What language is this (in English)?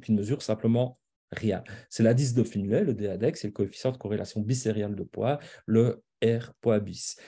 French